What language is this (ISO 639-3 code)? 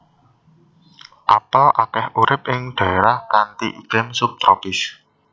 jav